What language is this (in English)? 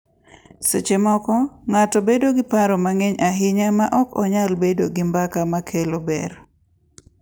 Luo (Kenya and Tanzania)